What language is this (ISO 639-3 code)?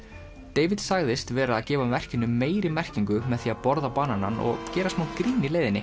isl